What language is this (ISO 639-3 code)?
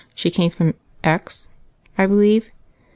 eng